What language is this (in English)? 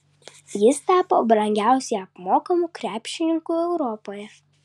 Lithuanian